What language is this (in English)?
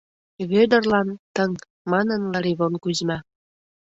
Mari